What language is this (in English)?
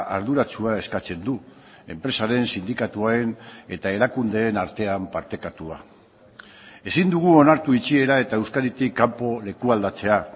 Basque